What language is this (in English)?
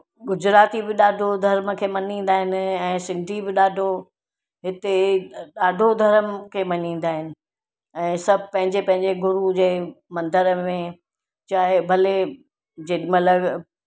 Sindhi